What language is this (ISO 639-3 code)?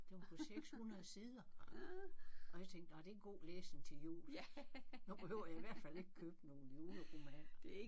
dan